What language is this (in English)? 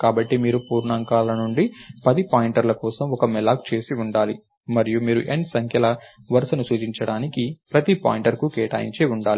Telugu